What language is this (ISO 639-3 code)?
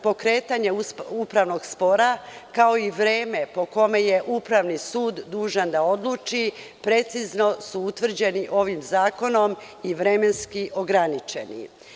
srp